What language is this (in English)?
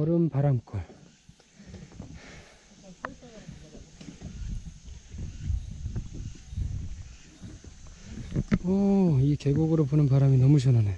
Korean